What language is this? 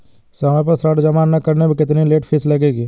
Hindi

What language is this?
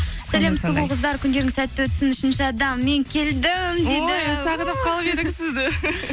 Kazakh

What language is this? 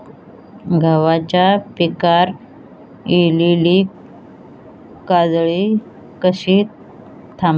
Marathi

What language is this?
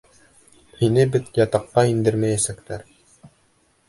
Bashkir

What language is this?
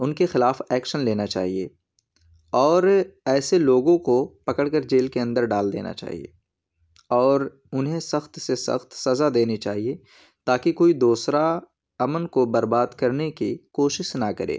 Urdu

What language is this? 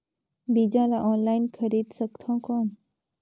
Chhattisgarhi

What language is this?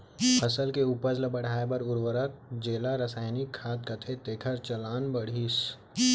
Chhattisgarhi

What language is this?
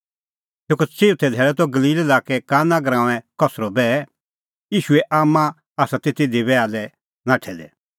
Kullu Pahari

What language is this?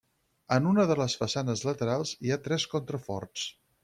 Catalan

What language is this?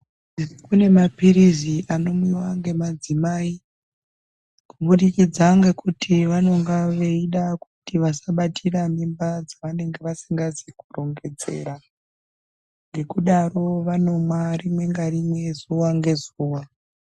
Ndau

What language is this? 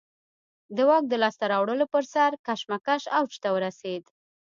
Pashto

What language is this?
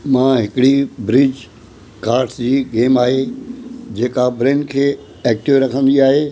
Sindhi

